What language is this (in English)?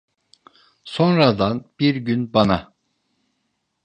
Turkish